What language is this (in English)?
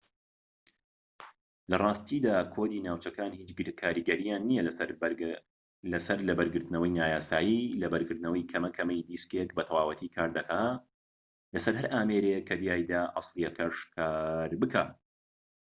Central Kurdish